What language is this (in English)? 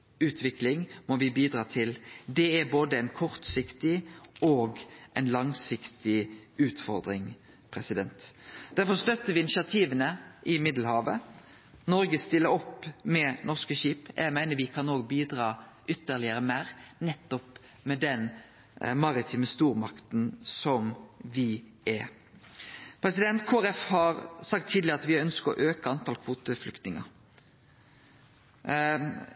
Norwegian Nynorsk